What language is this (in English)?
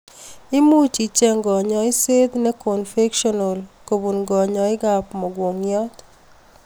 Kalenjin